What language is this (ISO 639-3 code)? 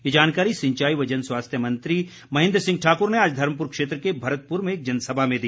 hin